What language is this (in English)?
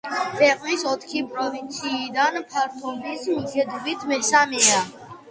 Georgian